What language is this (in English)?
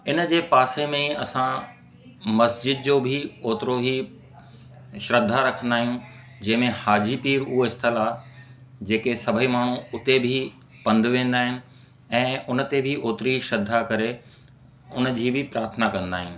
Sindhi